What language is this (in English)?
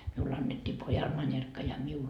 Finnish